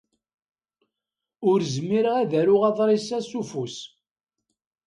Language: Kabyle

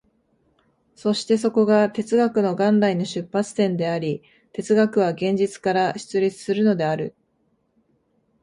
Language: Japanese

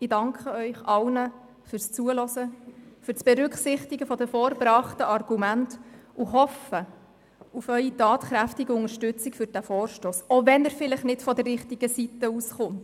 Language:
Swiss German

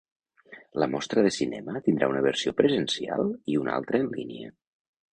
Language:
Catalan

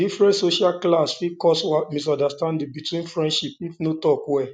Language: Nigerian Pidgin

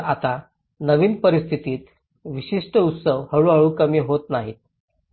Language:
Marathi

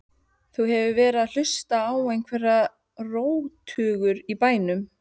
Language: Icelandic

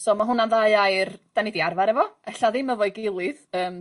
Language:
Welsh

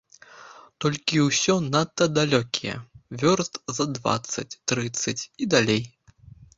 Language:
Belarusian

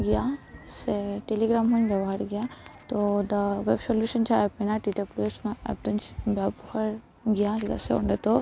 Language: Santali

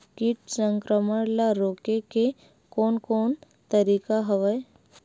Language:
Chhattisgarhi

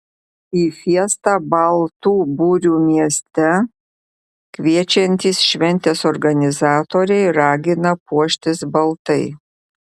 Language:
Lithuanian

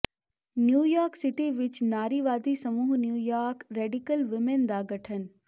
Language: Punjabi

